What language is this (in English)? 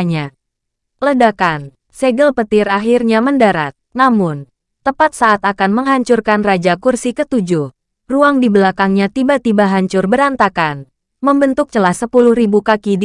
Indonesian